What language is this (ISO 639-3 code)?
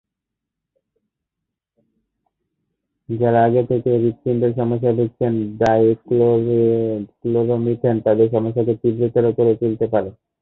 ben